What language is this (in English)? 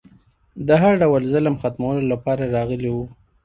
Pashto